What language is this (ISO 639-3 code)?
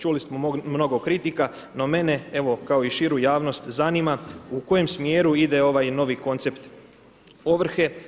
hrv